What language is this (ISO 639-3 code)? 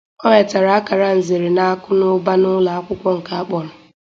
ibo